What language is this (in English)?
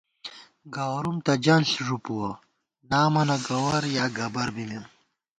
Gawar-Bati